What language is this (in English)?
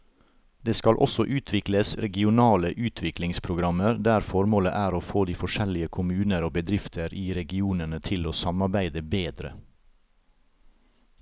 Norwegian